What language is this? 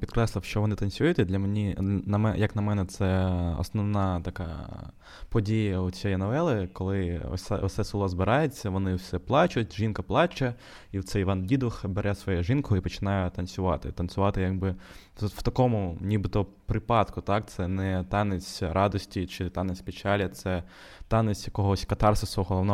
Ukrainian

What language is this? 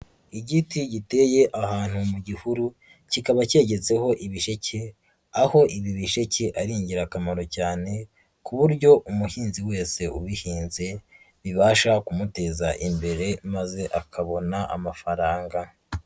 Kinyarwanda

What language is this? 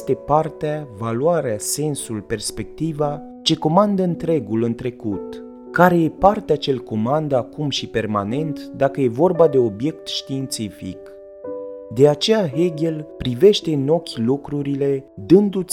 Romanian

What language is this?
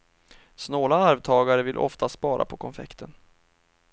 Swedish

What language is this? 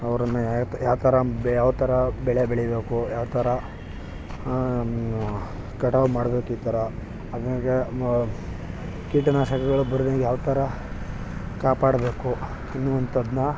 Kannada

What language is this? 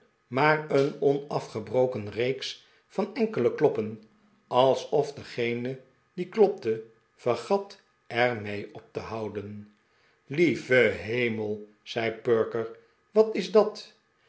Dutch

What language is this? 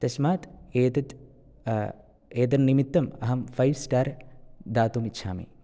Sanskrit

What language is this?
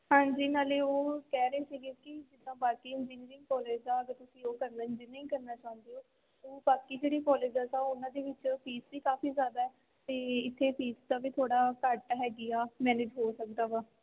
Punjabi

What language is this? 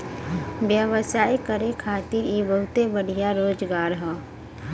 Bhojpuri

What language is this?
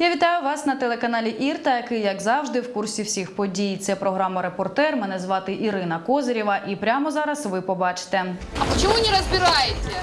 Russian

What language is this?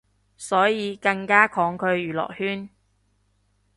Cantonese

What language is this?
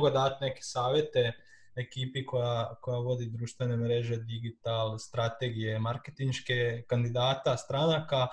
Croatian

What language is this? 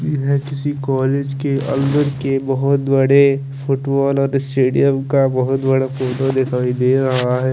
Hindi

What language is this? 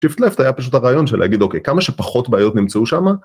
Hebrew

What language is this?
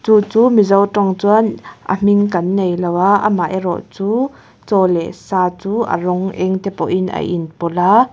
Mizo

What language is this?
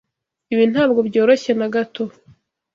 Kinyarwanda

